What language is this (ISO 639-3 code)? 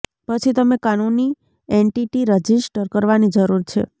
guj